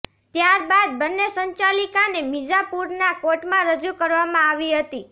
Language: Gujarati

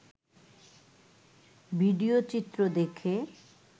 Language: Bangla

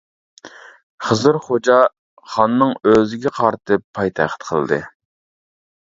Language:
Uyghur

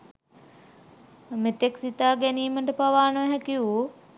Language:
Sinhala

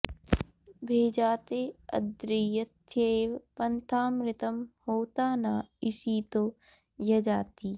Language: Sanskrit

